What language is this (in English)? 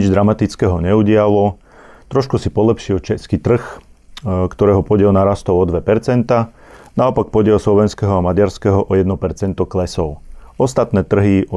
Slovak